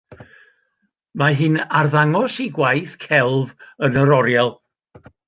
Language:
Welsh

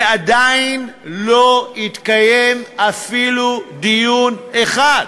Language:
Hebrew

